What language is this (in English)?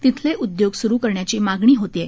Marathi